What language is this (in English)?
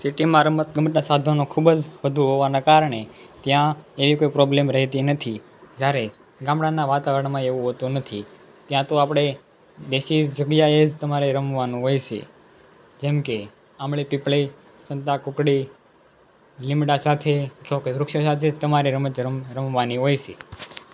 Gujarati